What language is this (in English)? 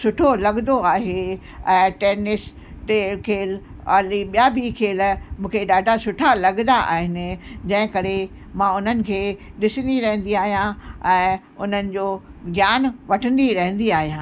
Sindhi